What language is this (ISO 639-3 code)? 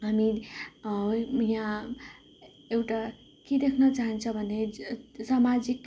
nep